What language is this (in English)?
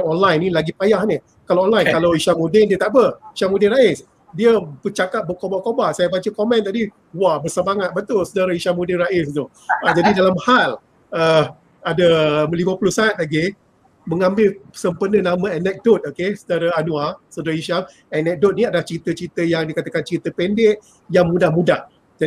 Malay